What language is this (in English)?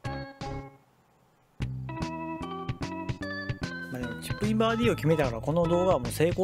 Japanese